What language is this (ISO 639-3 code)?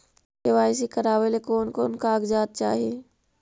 mag